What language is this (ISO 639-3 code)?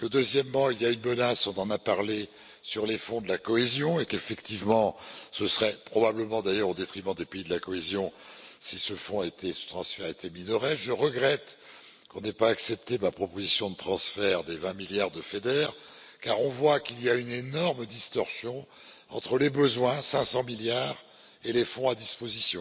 fra